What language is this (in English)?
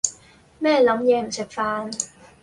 Cantonese